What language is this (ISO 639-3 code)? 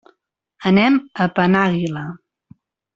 cat